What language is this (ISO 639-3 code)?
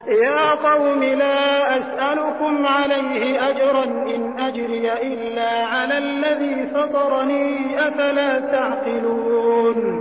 ara